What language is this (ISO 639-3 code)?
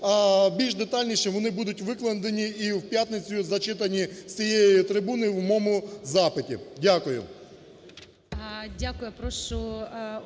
ukr